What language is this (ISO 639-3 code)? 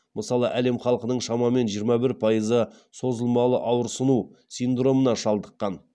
kaz